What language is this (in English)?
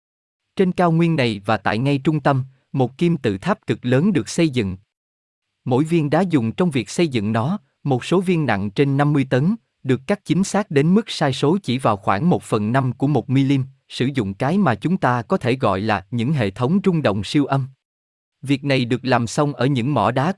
Vietnamese